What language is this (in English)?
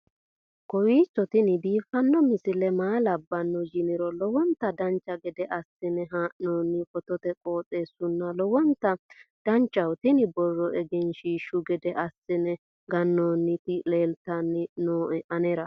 Sidamo